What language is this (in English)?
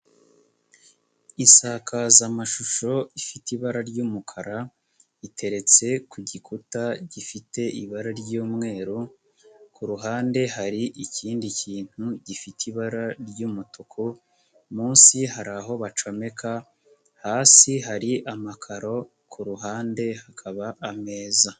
Kinyarwanda